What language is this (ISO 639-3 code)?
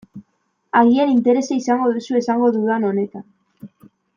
eus